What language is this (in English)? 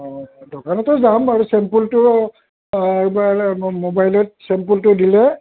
Assamese